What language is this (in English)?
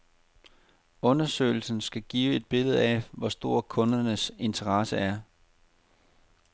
Danish